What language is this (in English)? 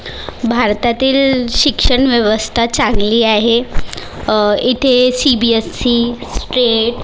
Marathi